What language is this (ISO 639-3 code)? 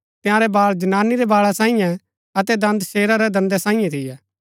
gbk